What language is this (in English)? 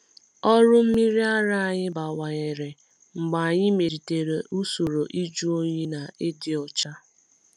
Igbo